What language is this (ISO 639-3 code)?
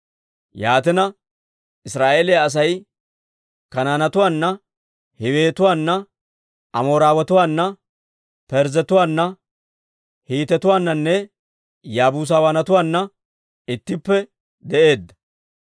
dwr